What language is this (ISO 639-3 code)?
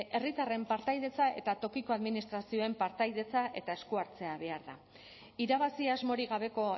eus